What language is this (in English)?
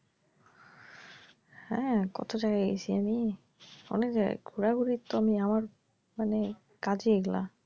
Bangla